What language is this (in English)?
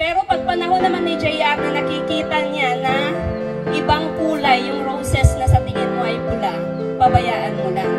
Filipino